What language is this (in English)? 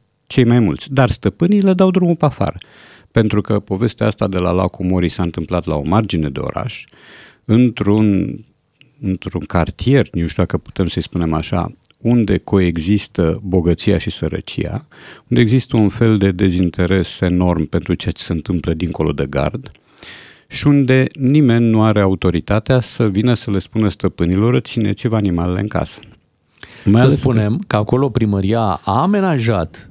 Romanian